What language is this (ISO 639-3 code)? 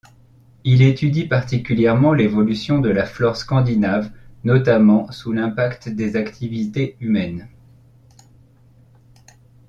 fra